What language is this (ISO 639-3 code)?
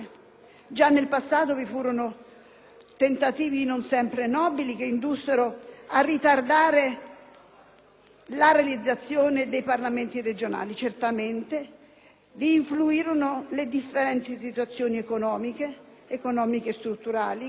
ita